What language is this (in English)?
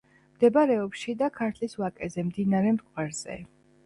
Georgian